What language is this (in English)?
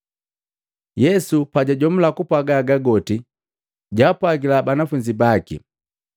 Matengo